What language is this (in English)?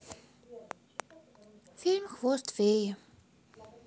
Russian